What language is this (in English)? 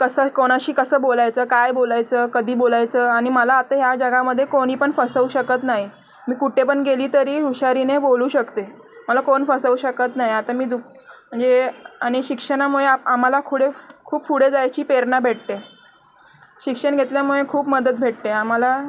Marathi